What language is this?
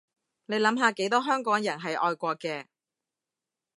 Cantonese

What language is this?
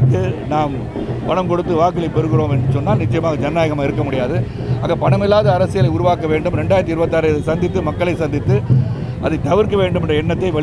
Arabic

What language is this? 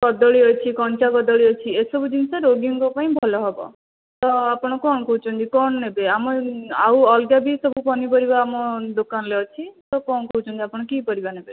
Odia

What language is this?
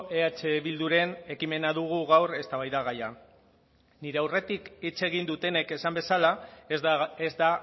Basque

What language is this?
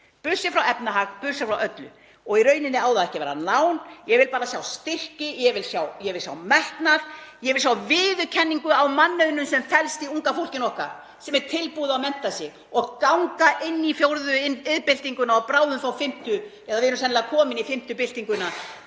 Icelandic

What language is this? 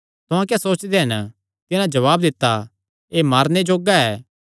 Kangri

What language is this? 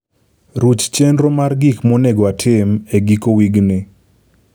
Luo (Kenya and Tanzania)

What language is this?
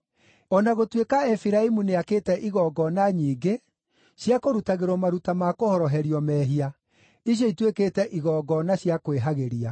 Kikuyu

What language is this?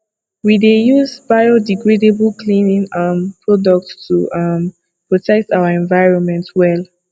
Nigerian Pidgin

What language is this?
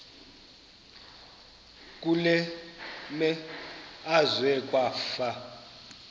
Xhosa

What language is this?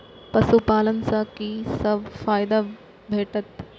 Maithili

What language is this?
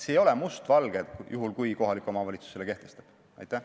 Estonian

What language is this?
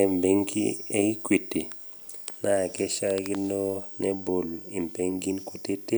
Masai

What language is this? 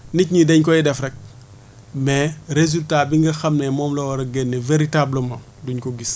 Wolof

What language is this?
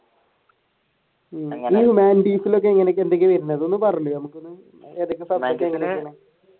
Malayalam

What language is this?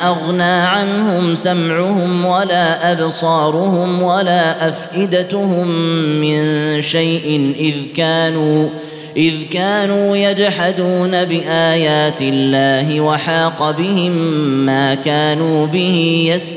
Arabic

